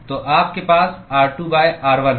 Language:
Hindi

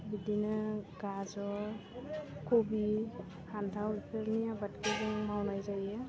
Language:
Bodo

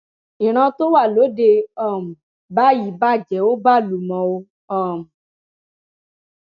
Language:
Yoruba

